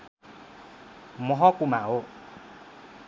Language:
Nepali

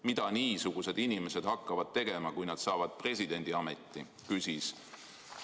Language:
Estonian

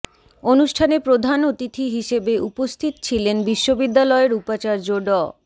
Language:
Bangla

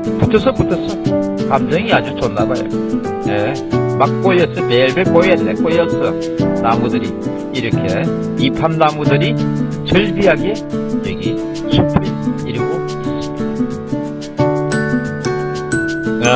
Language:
Korean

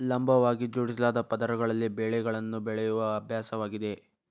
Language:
Kannada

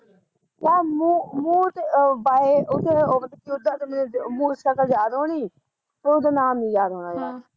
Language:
Punjabi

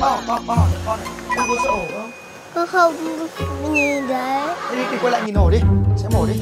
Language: Vietnamese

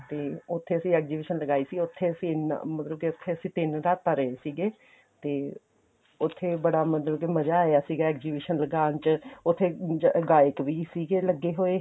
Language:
Punjabi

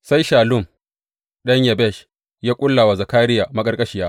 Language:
Hausa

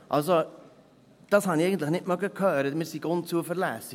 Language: Swiss German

